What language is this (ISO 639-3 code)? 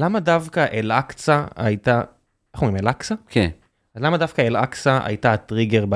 heb